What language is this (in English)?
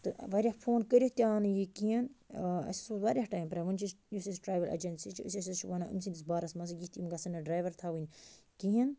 Kashmiri